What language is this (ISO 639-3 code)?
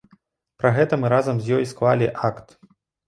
bel